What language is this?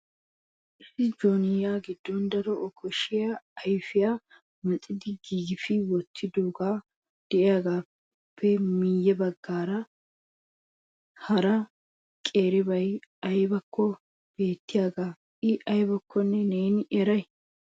Wolaytta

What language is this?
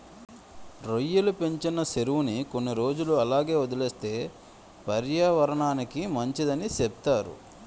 Telugu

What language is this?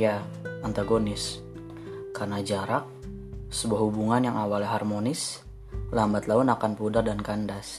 Indonesian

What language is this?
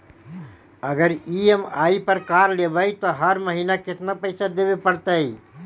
Magahi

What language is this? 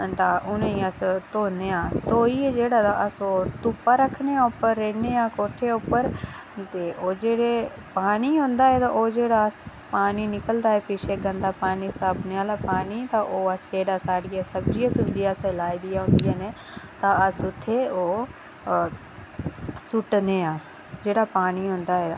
Dogri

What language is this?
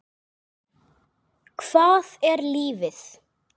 Icelandic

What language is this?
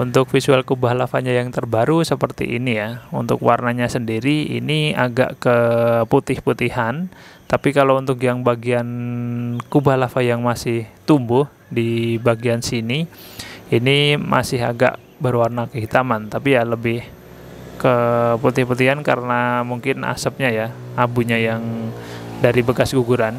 Indonesian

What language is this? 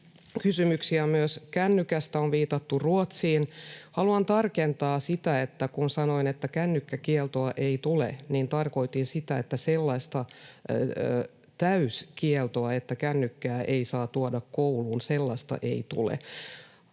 Finnish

